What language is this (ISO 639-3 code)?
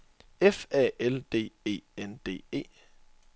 dan